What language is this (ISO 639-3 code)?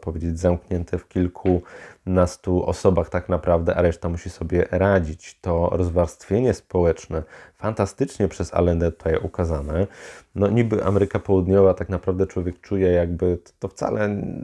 pol